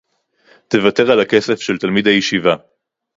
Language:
Hebrew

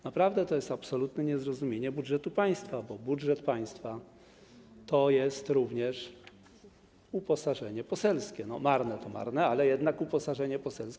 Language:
Polish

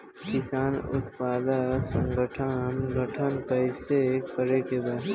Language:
Bhojpuri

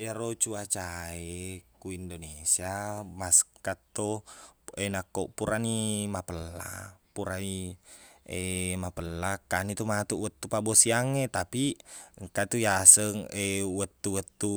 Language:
Buginese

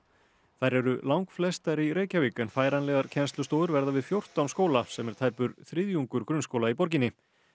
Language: Icelandic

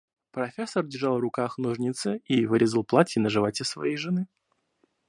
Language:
Russian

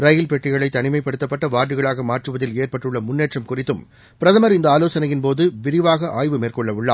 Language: Tamil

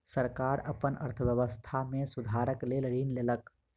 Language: Maithili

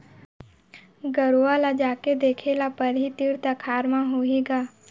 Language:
Chhattisgarhi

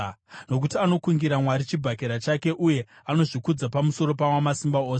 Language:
Shona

